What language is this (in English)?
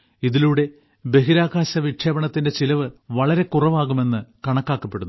Malayalam